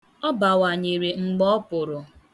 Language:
Igbo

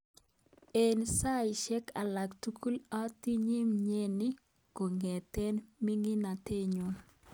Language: Kalenjin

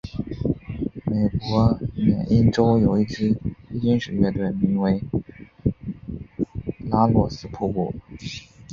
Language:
Chinese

